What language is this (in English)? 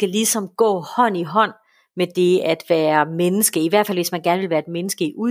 Danish